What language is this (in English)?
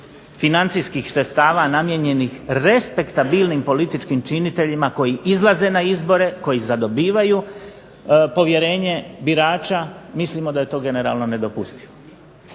Croatian